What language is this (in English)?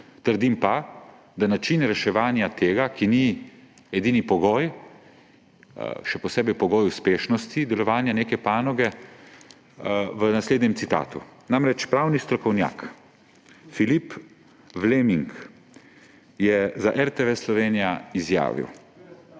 Slovenian